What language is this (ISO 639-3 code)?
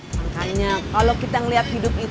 ind